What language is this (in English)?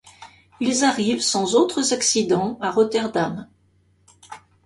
French